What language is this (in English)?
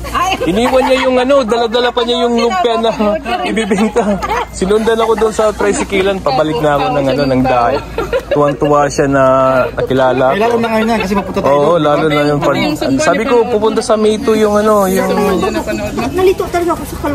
Filipino